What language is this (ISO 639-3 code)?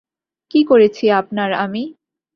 ben